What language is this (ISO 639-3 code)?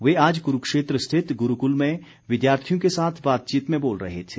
hin